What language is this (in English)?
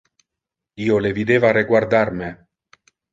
Interlingua